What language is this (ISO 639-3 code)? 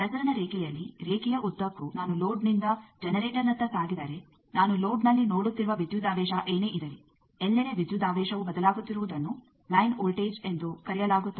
kan